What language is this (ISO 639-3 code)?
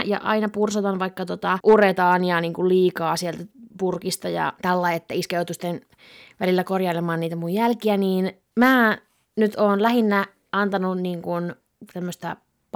fin